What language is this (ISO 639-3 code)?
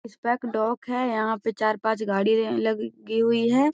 mag